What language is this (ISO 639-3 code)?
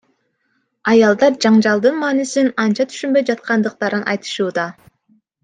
kir